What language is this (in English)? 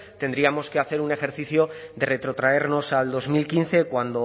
Spanish